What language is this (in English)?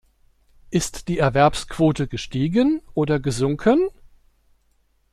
German